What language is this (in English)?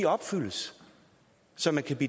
Danish